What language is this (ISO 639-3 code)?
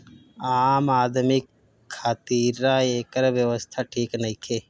bho